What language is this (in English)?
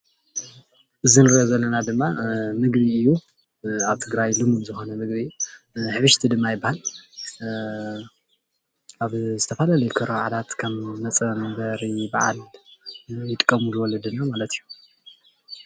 Tigrinya